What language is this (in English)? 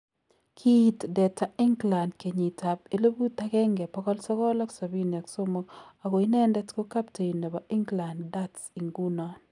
Kalenjin